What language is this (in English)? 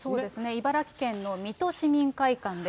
Japanese